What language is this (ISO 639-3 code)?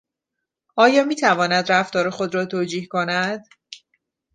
fas